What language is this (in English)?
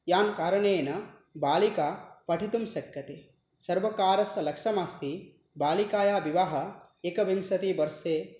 Sanskrit